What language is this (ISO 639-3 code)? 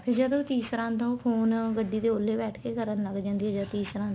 pan